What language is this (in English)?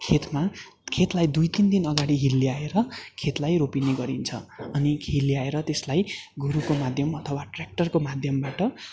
Nepali